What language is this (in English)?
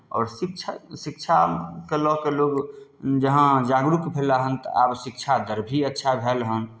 Maithili